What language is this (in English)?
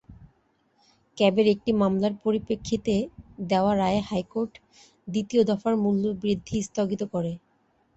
Bangla